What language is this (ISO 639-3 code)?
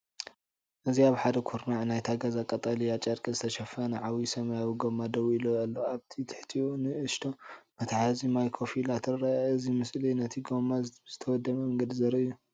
tir